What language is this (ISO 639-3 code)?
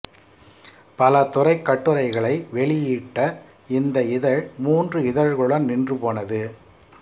tam